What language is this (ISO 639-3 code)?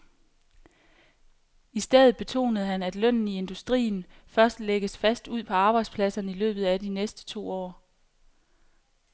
dan